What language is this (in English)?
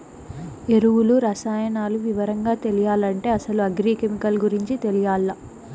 Telugu